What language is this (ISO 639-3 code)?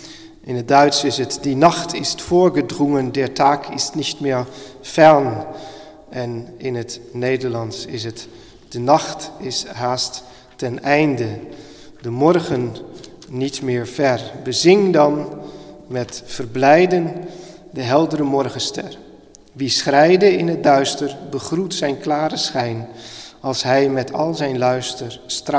nld